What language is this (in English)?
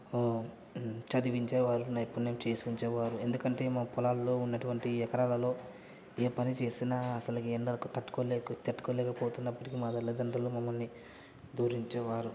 Telugu